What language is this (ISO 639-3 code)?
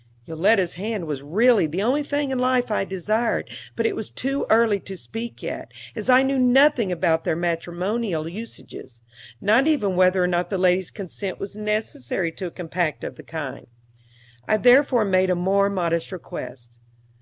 eng